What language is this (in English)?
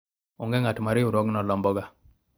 Luo (Kenya and Tanzania)